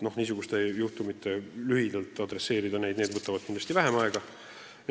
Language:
Estonian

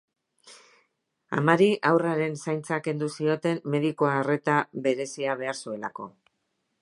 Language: Basque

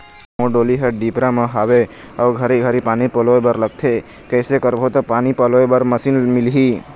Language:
Chhattisgarhi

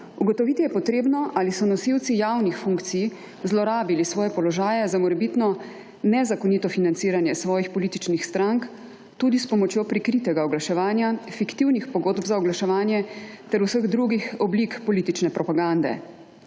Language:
Slovenian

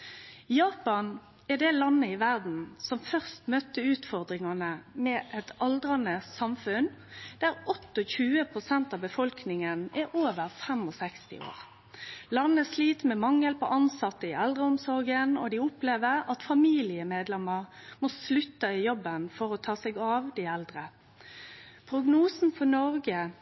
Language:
Norwegian Nynorsk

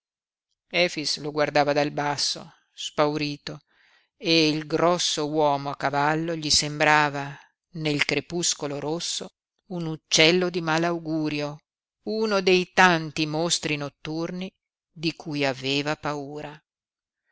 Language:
Italian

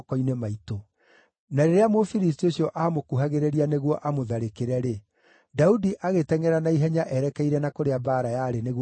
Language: Kikuyu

